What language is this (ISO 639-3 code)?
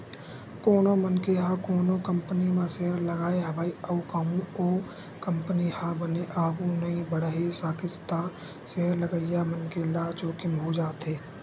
hne